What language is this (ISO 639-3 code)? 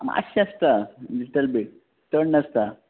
kok